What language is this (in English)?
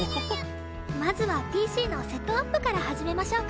Japanese